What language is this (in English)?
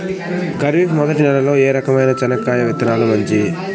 Telugu